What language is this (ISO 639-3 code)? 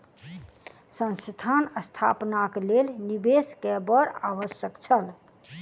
mai